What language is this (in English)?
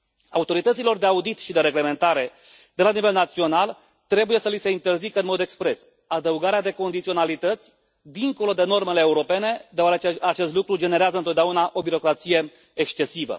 Romanian